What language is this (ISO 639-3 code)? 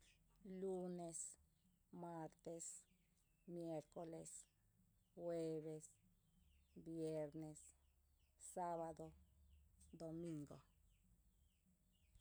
cte